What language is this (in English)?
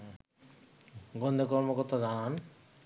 Bangla